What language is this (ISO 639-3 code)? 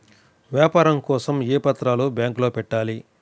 tel